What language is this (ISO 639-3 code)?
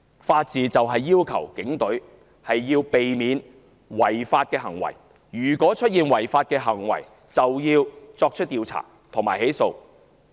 yue